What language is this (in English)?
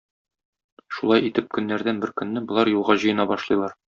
Tatar